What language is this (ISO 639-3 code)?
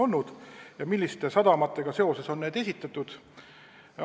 est